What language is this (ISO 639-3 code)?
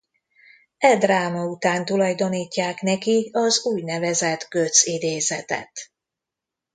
hun